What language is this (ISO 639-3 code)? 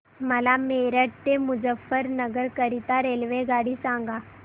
mar